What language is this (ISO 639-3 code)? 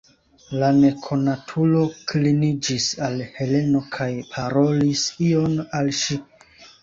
epo